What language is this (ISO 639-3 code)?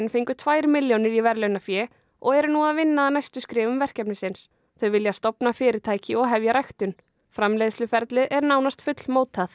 isl